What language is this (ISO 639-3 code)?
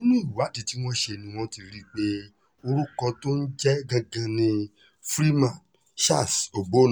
yor